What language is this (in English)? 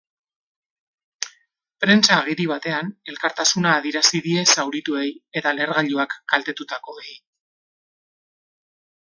Basque